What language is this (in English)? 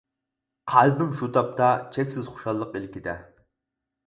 Uyghur